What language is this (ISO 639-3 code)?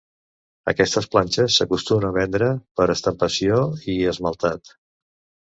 cat